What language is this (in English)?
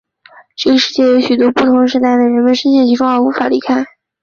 Chinese